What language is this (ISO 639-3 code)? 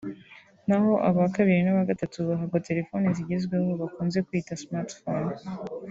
kin